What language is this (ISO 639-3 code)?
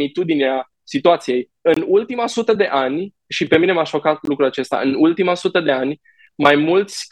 ron